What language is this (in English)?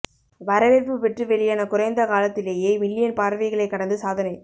Tamil